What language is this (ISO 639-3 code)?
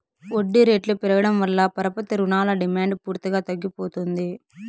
tel